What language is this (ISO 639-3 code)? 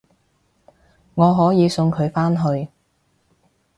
yue